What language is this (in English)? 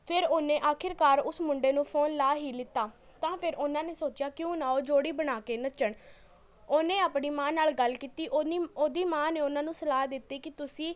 Punjabi